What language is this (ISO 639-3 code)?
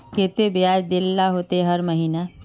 mag